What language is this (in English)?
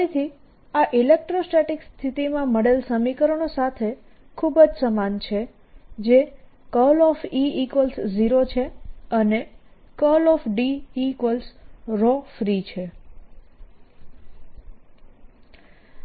Gujarati